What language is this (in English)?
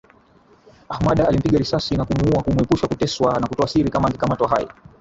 Swahili